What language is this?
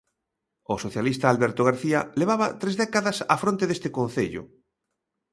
Galician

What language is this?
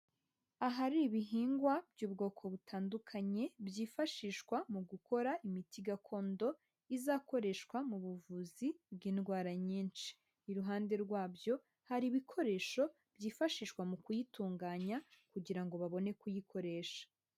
Kinyarwanda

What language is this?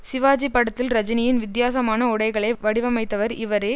Tamil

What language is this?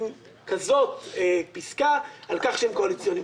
Hebrew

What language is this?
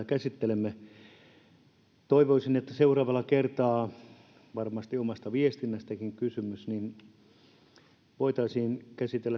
Finnish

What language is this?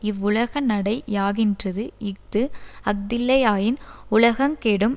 Tamil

